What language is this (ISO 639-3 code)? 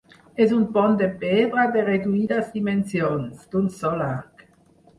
cat